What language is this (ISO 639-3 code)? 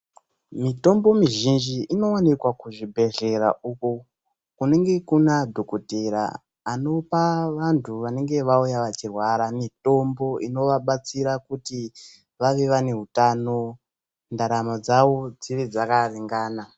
ndc